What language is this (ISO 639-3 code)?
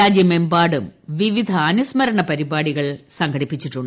mal